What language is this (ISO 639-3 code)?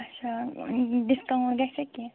kas